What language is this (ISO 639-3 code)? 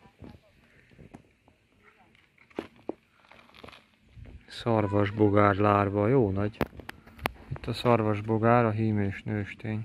hun